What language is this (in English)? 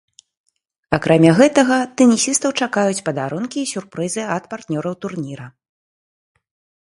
Belarusian